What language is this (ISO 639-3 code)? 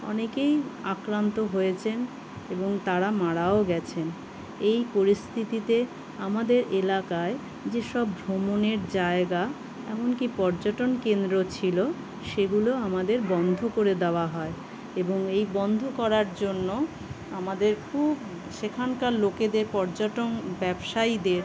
ben